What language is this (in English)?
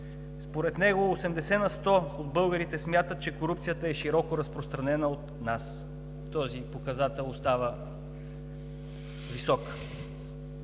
Bulgarian